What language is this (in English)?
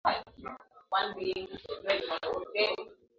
Swahili